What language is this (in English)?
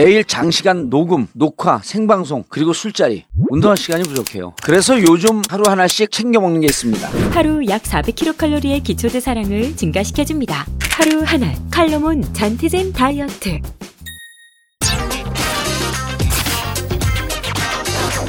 Korean